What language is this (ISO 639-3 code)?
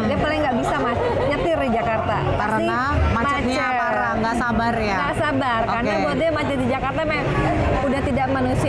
ind